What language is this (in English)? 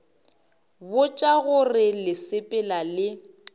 Northern Sotho